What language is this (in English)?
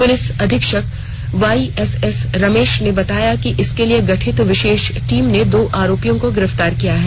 Hindi